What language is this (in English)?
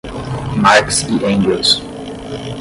Portuguese